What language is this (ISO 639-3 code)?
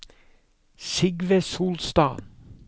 nor